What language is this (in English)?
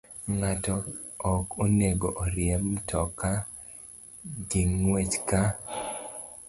Luo (Kenya and Tanzania)